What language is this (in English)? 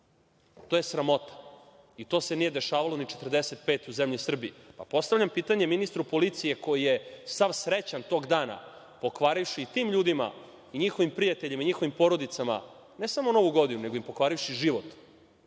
Serbian